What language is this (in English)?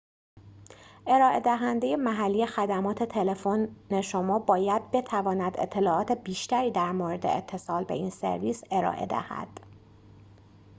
Persian